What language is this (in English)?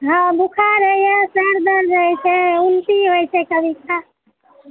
Maithili